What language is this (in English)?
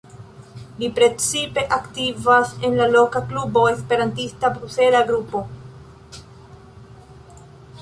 Esperanto